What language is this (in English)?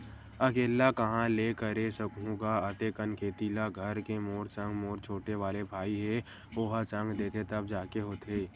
Chhattisgarhi